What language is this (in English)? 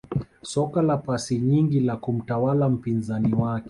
Swahili